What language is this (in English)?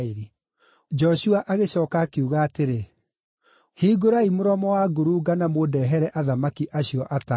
Kikuyu